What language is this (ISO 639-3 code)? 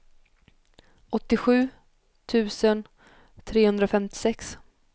swe